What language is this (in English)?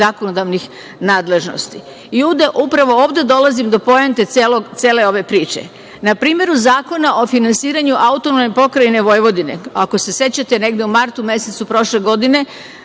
Serbian